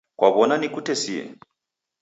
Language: Taita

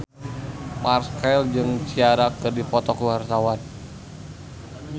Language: Sundanese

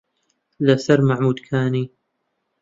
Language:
Central Kurdish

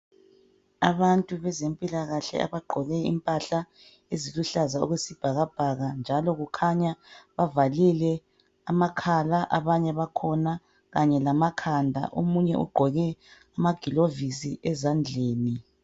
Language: North Ndebele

